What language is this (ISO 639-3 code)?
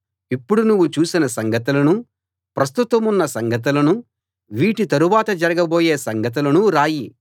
tel